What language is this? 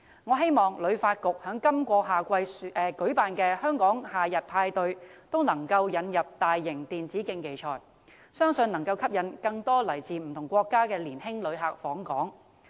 Cantonese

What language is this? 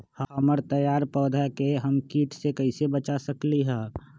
Magahi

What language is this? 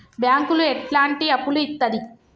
Telugu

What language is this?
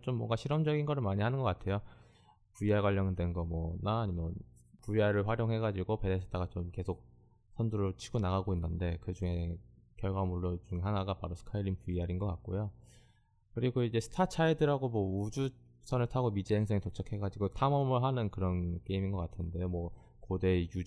Korean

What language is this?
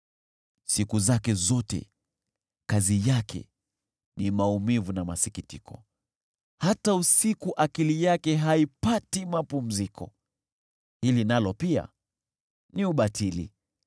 Swahili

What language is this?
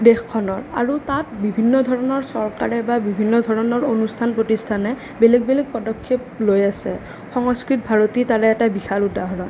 Assamese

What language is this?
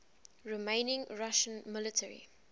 English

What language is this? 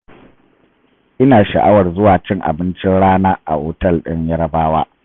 Hausa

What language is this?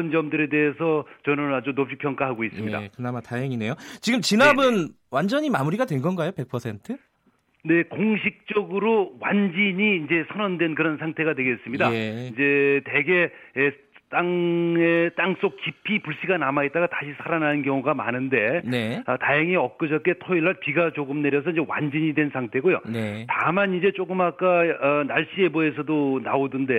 Korean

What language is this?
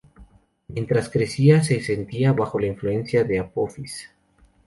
Spanish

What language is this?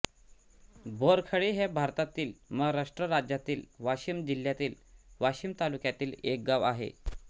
Marathi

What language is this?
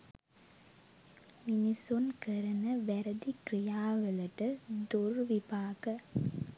Sinhala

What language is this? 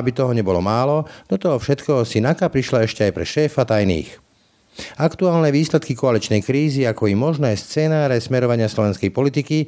Slovak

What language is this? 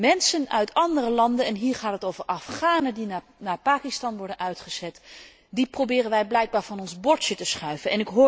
Dutch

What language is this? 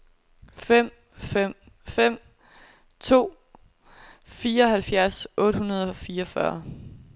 Danish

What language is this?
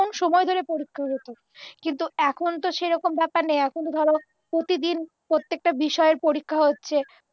Bangla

